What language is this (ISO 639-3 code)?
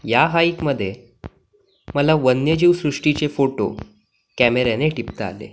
mar